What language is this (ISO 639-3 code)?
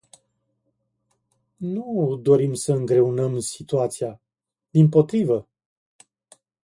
ron